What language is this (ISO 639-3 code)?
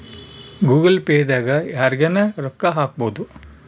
kan